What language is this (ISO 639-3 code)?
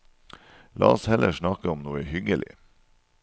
nor